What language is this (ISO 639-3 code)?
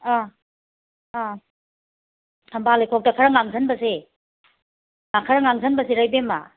mni